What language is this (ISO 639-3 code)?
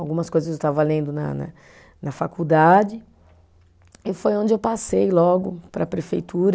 por